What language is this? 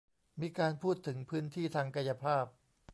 Thai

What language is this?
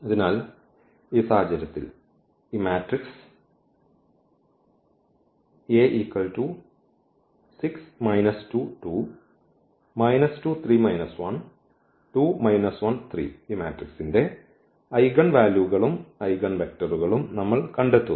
Malayalam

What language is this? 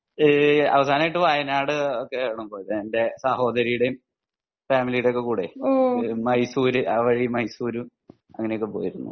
Malayalam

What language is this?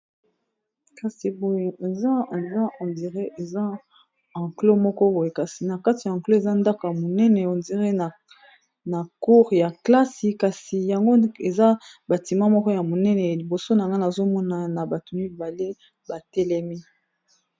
Lingala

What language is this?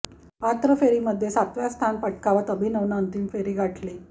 Marathi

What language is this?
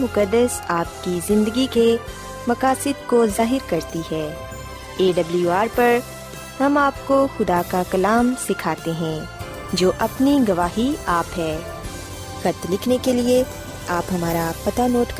Urdu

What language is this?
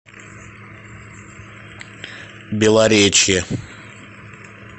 Russian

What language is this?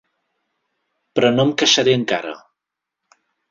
Catalan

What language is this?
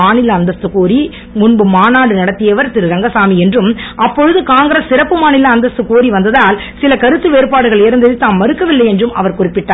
Tamil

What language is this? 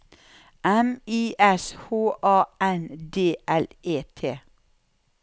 Norwegian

